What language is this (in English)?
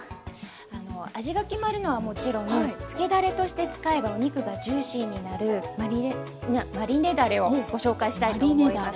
Japanese